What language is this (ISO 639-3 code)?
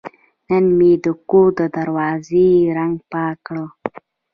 pus